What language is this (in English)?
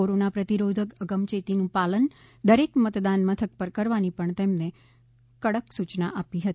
Gujarati